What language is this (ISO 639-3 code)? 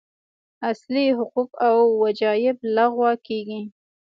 pus